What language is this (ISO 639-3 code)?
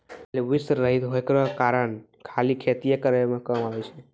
mai